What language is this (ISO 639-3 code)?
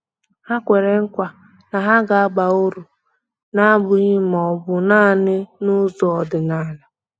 ibo